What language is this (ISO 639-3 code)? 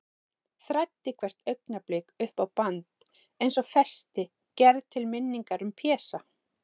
isl